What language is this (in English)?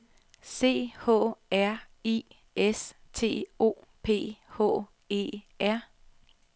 Danish